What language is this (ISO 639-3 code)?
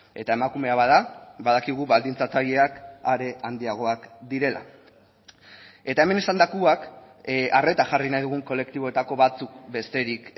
eus